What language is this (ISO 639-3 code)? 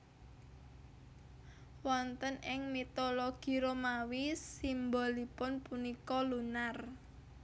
jav